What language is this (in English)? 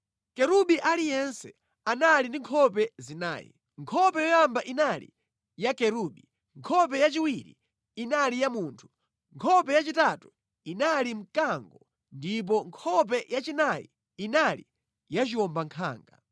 Nyanja